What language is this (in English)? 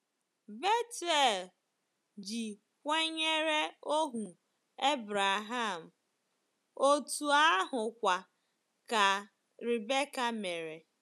Igbo